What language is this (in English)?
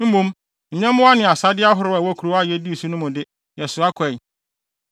Akan